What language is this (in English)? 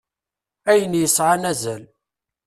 Kabyle